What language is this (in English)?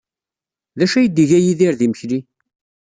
Kabyle